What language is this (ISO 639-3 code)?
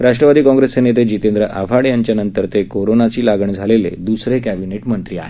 mar